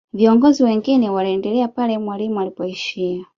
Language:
Swahili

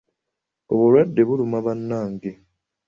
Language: Ganda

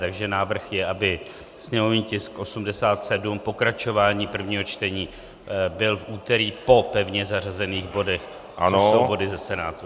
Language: Czech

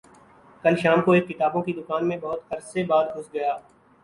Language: Urdu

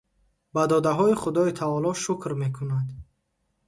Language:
Tajik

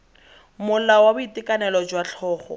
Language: Tswana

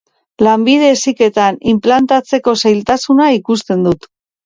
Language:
Basque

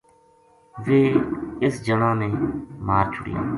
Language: Gujari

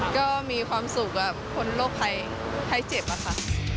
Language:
Thai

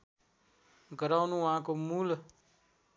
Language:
Nepali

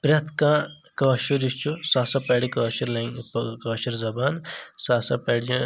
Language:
Kashmiri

